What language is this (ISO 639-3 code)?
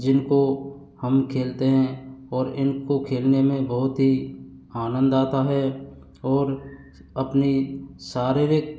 hin